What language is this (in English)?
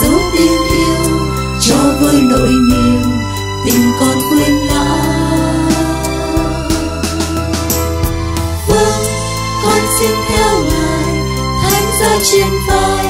Vietnamese